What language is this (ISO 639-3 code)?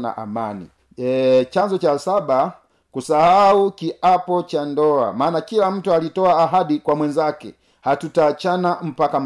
swa